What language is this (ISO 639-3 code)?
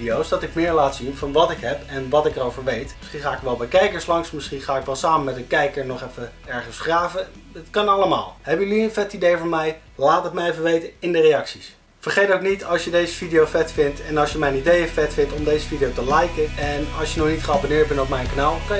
nld